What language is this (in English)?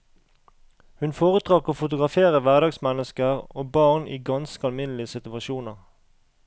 Norwegian